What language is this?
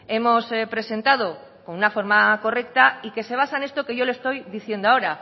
Spanish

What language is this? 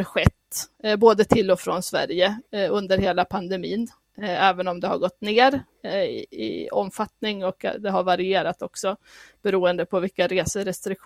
Swedish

